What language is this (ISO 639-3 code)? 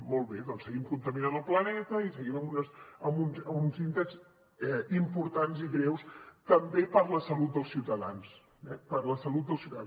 cat